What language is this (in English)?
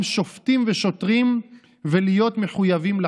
Hebrew